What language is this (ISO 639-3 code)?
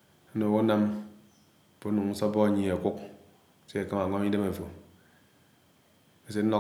anw